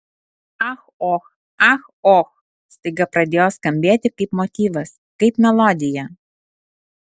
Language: Lithuanian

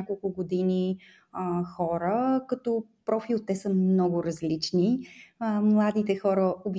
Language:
Bulgarian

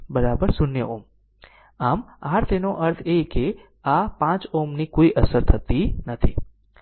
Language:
Gujarati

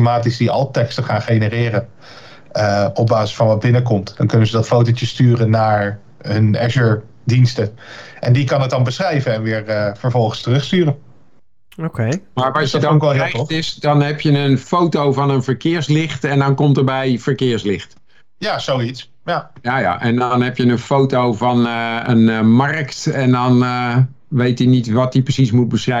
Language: Dutch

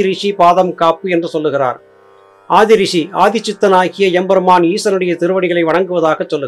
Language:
Tamil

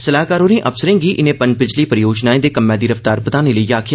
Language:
Dogri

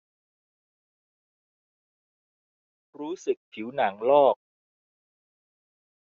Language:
Thai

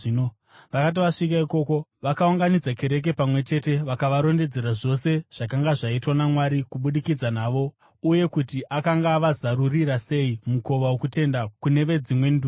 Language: Shona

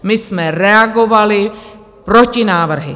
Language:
Czech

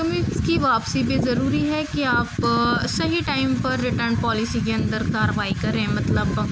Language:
Urdu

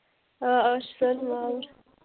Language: Kashmiri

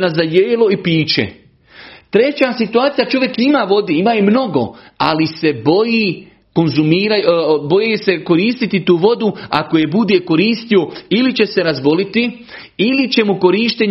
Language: Croatian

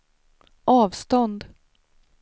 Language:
Swedish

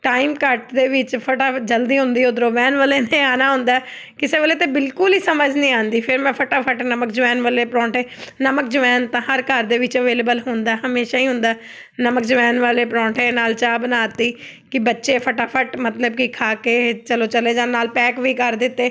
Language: Punjabi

